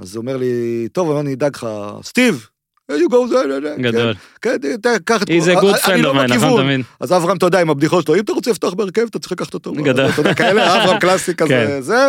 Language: Hebrew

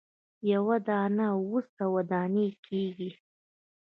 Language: Pashto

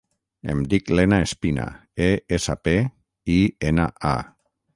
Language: Catalan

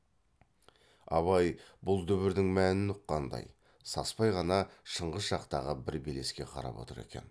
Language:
Kazakh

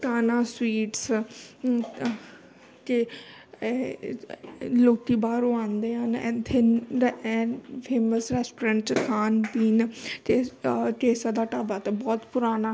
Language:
Punjabi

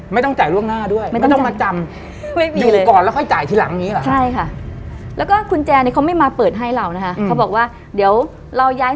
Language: Thai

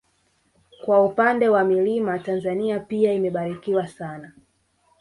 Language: Swahili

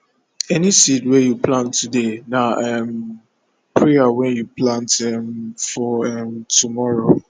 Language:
Nigerian Pidgin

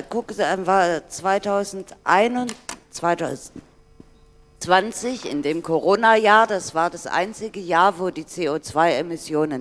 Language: German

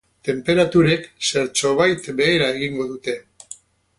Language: Basque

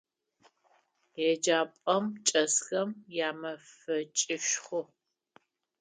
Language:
Adyghe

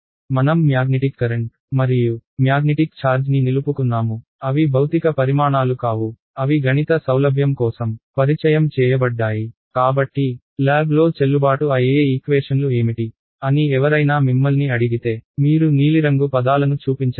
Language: Telugu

